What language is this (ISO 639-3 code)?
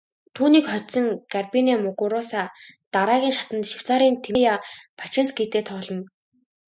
mon